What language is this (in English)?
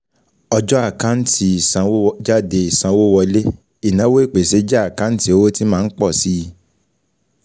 Yoruba